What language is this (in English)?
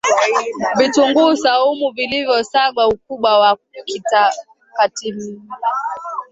Swahili